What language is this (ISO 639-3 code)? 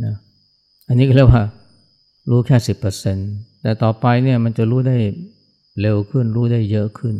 tha